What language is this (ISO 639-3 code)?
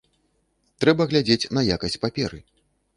bel